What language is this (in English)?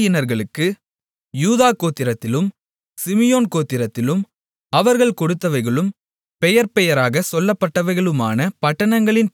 Tamil